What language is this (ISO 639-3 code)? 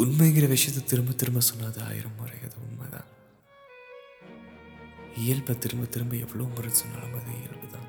tam